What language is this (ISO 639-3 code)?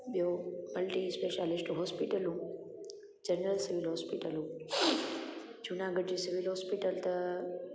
snd